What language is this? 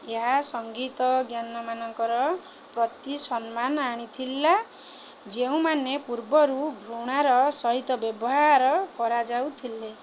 Odia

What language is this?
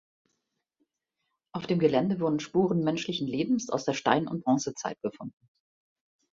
German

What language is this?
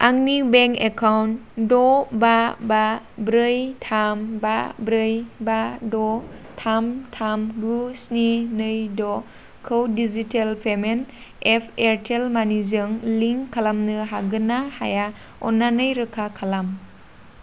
Bodo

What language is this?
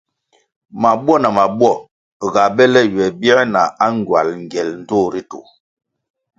Kwasio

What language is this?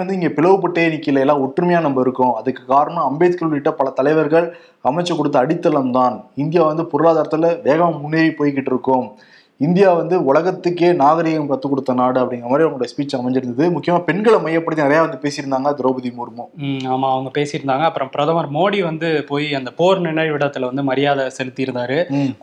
Tamil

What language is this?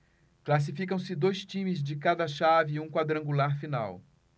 Portuguese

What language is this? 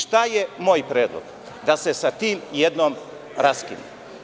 Serbian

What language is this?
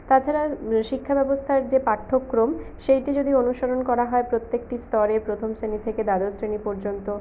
Bangla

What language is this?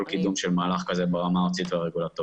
Hebrew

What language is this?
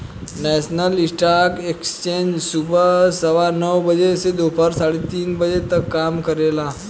Bhojpuri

